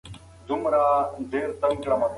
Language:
Pashto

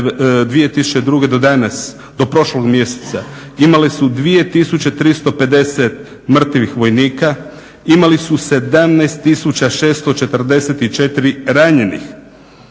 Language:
Croatian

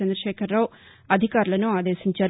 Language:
Telugu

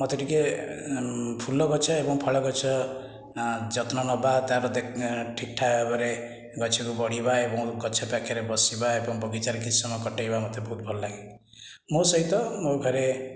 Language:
Odia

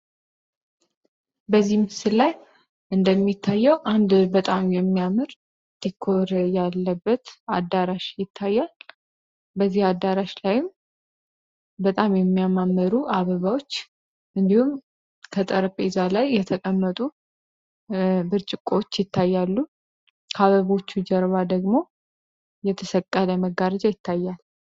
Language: Amharic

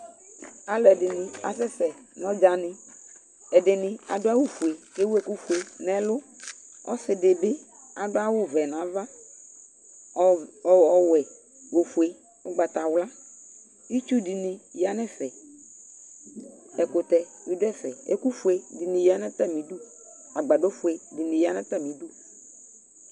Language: Ikposo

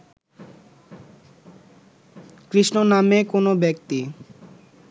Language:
Bangla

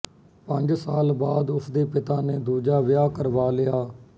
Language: Punjabi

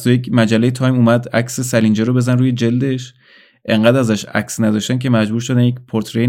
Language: Persian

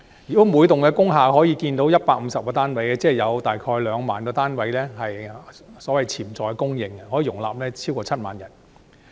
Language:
Cantonese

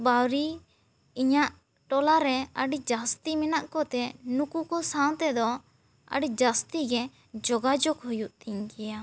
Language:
Santali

